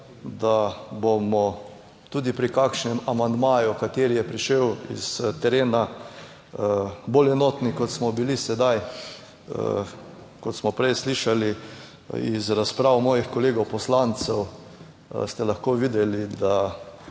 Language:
Slovenian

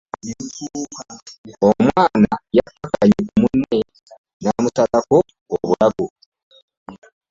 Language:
Ganda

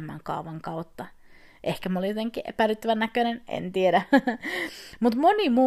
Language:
Finnish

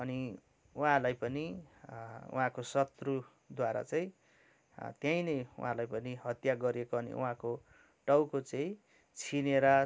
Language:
Nepali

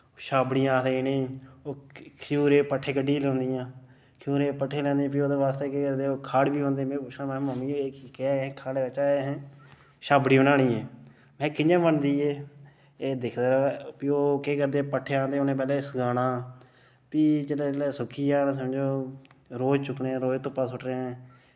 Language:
Dogri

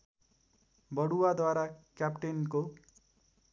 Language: Nepali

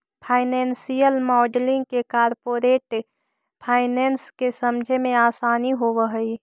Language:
Magahi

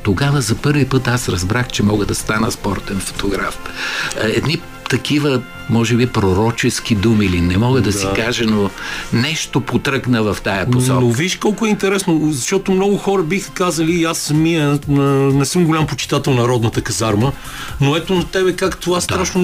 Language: Bulgarian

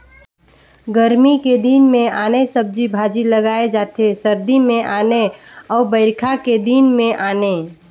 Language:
Chhattisgarhi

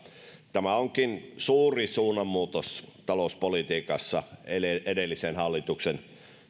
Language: Finnish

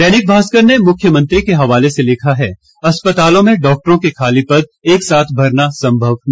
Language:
Hindi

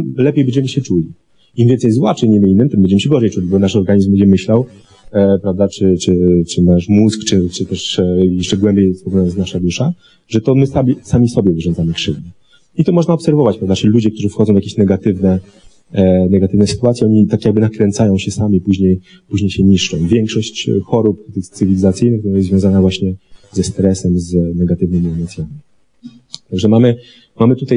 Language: Polish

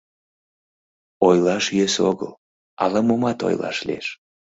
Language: Mari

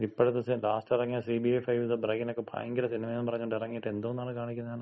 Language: Malayalam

